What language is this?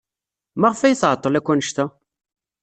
Kabyle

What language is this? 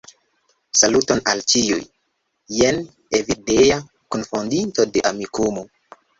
Esperanto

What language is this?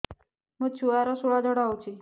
Odia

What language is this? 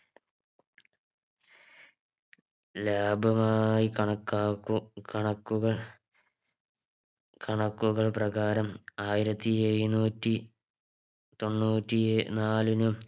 Malayalam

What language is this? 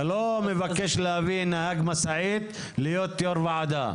Hebrew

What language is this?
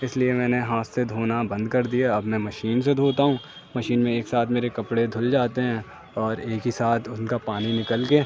Urdu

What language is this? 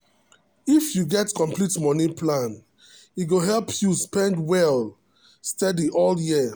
Nigerian Pidgin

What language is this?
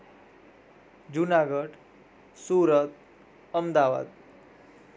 Gujarati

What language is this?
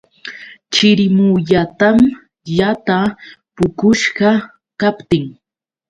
Yauyos Quechua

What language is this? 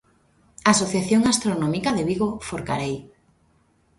Galician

